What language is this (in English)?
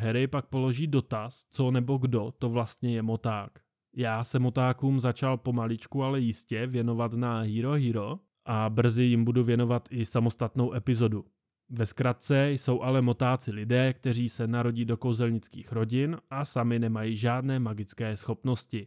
Czech